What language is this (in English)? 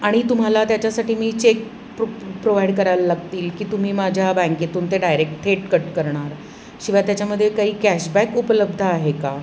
Marathi